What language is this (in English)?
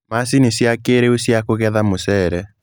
Kikuyu